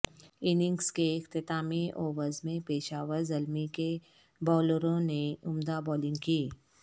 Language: Urdu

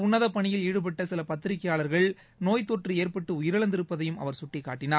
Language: Tamil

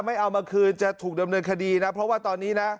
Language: Thai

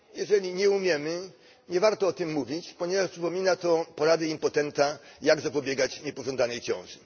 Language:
Polish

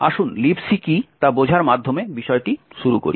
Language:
Bangla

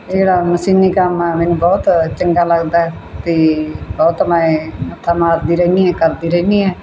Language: Punjabi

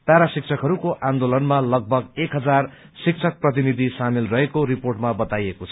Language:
Nepali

